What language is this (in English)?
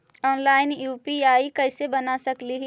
Magahi